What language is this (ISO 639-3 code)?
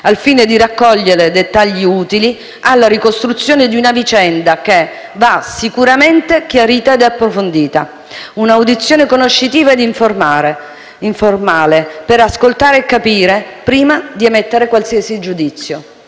ita